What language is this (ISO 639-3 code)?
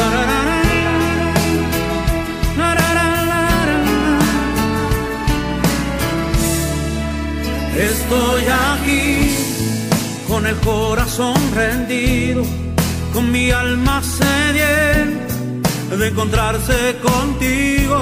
ita